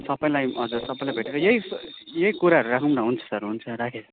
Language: Nepali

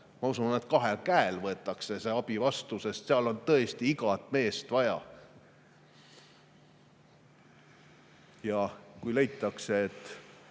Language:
Estonian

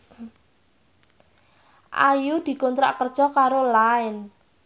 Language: Javanese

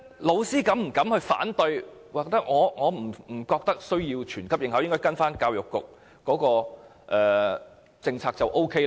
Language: Cantonese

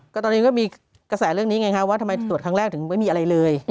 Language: Thai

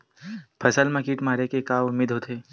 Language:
Chhattisgarhi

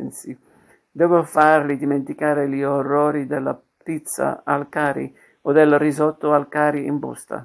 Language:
Italian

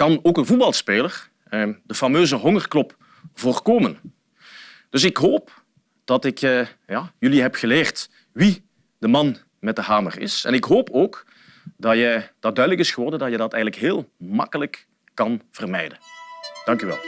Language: Dutch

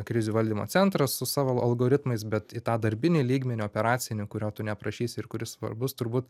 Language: Lithuanian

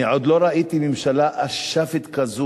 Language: Hebrew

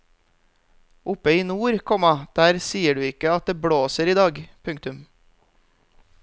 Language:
Norwegian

